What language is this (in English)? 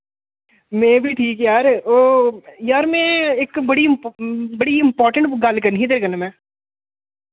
Dogri